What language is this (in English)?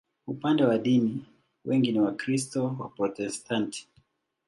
Swahili